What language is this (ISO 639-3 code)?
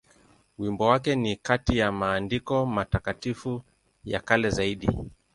swa